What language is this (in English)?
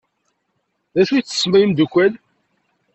Kabyle